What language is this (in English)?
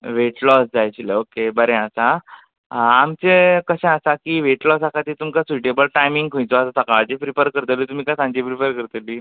Konkani